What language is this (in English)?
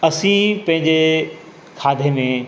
Sindhi